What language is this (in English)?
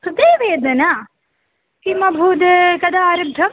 Sanskrit